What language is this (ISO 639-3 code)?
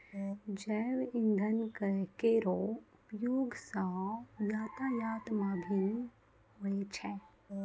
mai